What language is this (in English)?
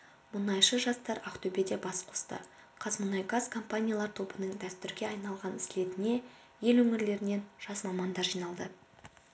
Kazakh